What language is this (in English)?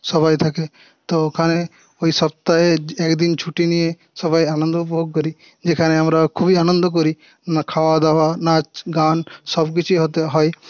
Bangla